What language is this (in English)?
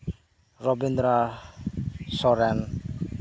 Santali